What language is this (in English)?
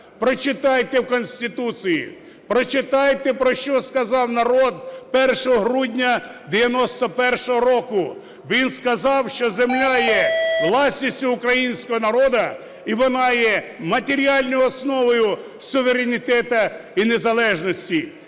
Ukrainian